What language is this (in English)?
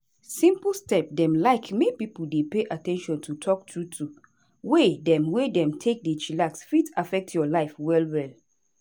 Nigerian Pidgin